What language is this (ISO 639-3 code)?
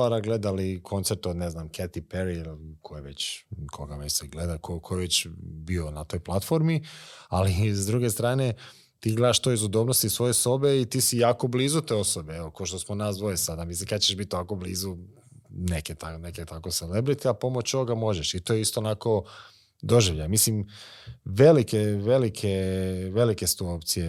hrv